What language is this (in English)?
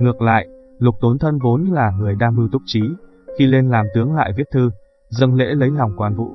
Vietnamese